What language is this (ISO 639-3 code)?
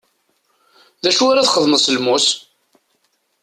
kab